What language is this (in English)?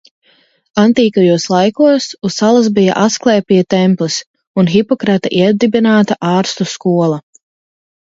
Latvian